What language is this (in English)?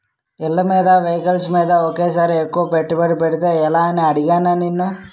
Telugu